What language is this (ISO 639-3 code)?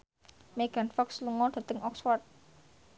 jav